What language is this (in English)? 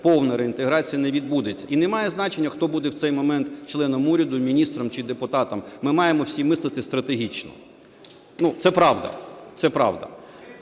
Ukrainian